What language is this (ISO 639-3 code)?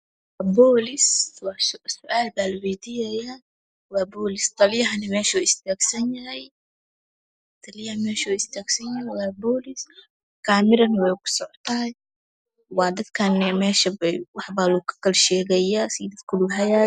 som